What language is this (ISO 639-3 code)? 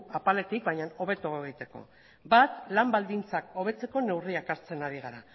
eus